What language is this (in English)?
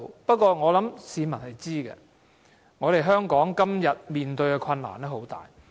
Cantonese